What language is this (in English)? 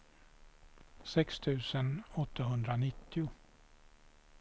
Swedish